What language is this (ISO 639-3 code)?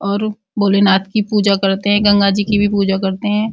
hin